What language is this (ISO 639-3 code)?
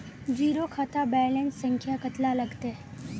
mag